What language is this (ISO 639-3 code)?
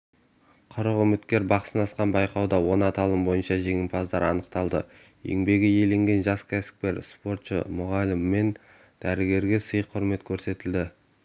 kaz